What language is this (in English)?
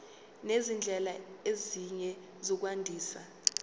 Zulu